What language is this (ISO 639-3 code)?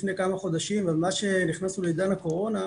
heb